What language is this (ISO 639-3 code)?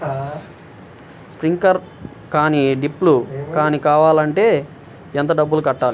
tel